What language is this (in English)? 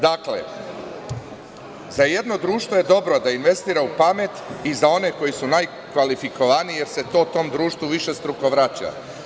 Serbian